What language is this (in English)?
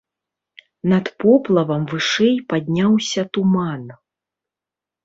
Belarusian